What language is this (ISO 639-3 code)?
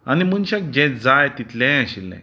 kok